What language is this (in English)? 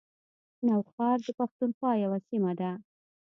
Pashto